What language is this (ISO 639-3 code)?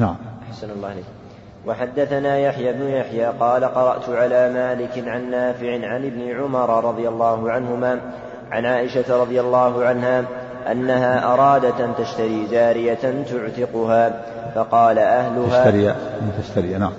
ara